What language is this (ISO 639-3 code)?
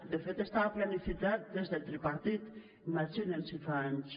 cat